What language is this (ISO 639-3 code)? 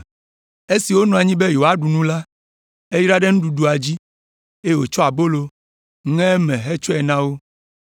ewe